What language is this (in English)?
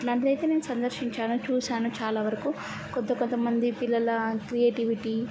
Telugu